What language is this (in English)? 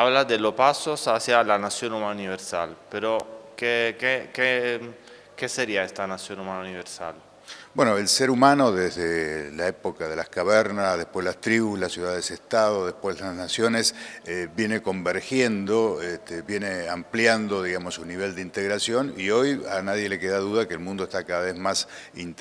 Spanish